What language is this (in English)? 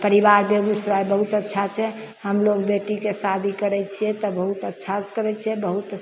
Maithili